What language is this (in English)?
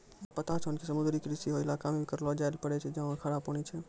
Maithili